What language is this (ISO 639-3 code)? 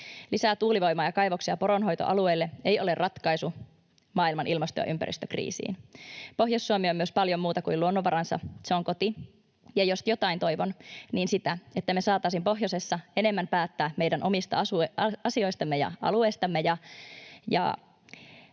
fin